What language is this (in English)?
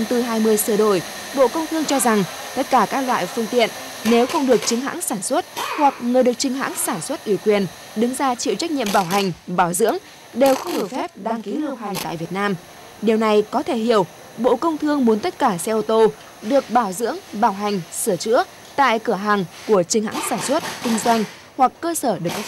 Vietnamese